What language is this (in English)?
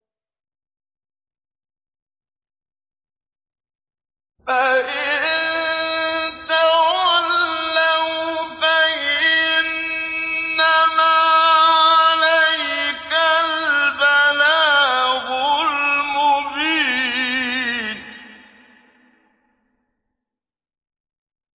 Arabic